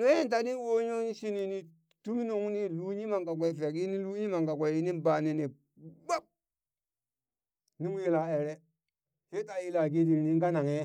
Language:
Burak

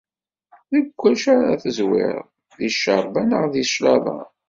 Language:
Kabyle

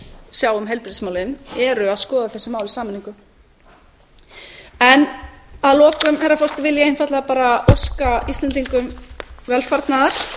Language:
Icelandic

